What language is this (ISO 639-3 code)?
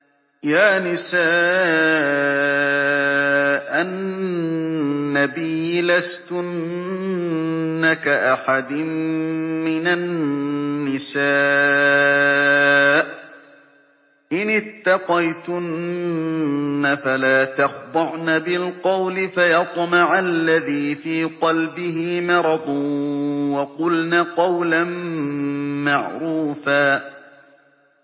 ara